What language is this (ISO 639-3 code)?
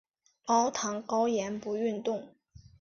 zho